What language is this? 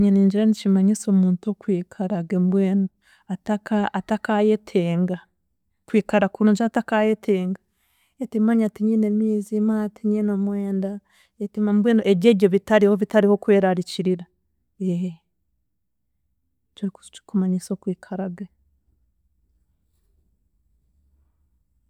Chiga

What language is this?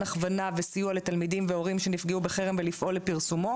Hebrew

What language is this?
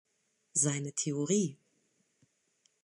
German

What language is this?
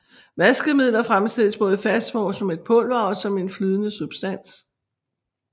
Danish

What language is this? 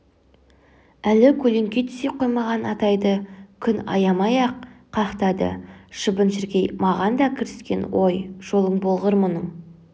Kazakh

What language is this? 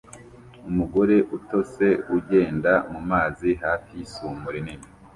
Kinyarwanda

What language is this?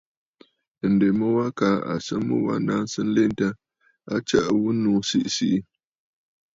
Bafut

